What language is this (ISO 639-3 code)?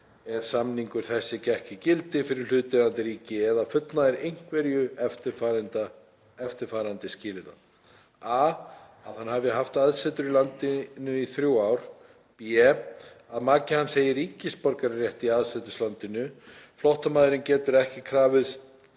isl